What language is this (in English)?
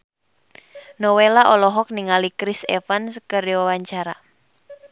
Sundanese